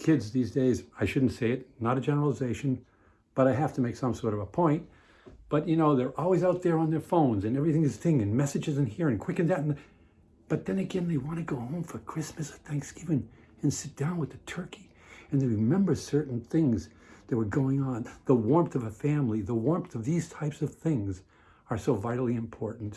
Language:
English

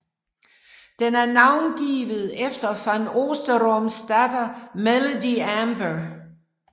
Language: Danish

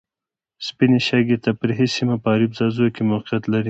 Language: Pashto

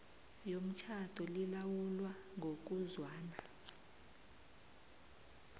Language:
South Ndebele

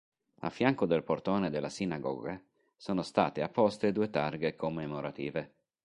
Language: Italian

